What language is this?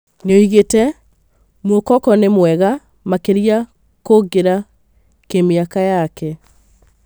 Kikuyu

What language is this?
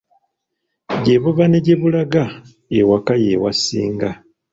Ganda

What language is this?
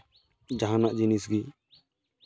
Santali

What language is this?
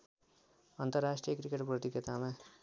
Nepali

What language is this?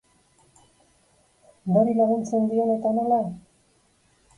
Basque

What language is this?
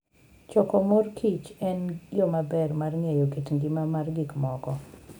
Luo (Kenya and Tanzania)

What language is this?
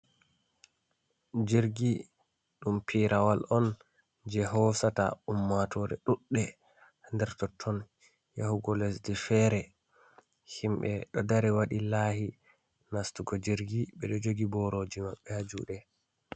Fula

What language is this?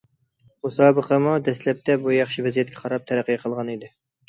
Uyghur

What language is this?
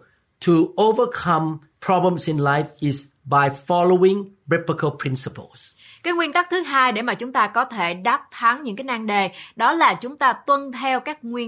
Vietnamese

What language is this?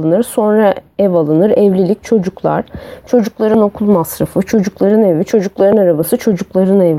Turkish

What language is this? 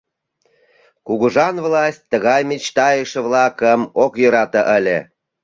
Mari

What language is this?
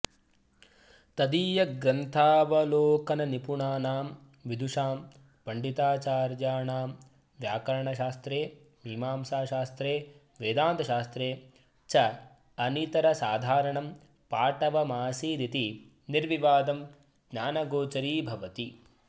Sanskrit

